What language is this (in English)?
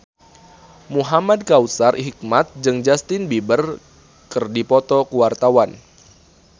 Sundanese